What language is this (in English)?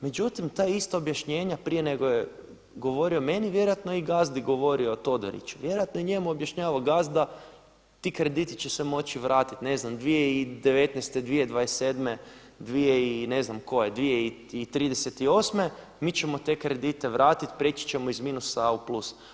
Croatian